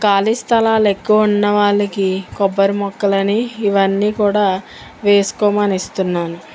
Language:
Telugu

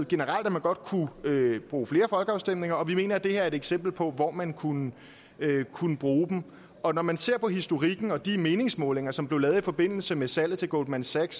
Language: Danish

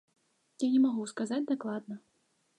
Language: Belarusian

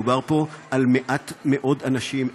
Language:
Hebrew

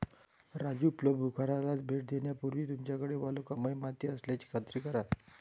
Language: Marathi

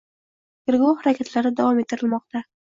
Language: Uzbek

